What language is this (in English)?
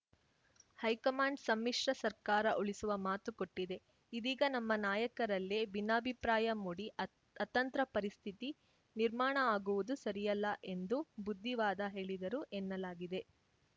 Kannada